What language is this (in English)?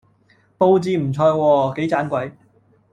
Cantonese